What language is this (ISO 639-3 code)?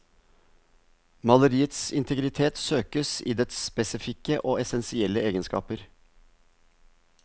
nor